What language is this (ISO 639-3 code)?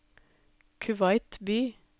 nor